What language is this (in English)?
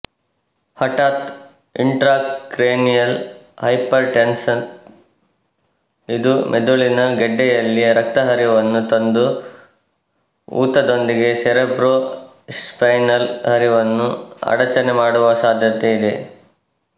Kannada